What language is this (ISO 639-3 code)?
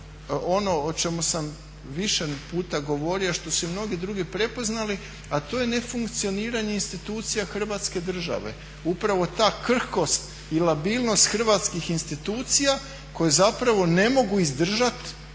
hrv